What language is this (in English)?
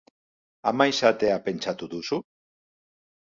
Basque